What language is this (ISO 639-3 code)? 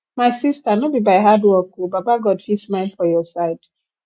pcm